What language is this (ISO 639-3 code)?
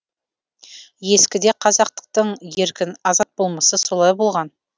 kaz